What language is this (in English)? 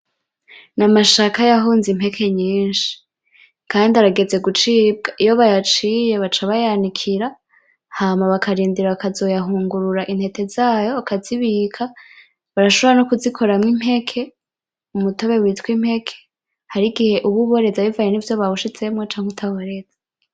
Rundi